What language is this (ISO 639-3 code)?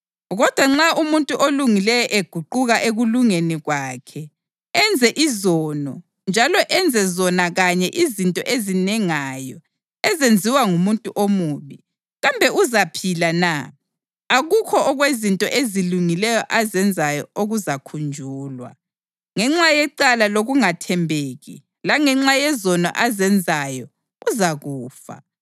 nde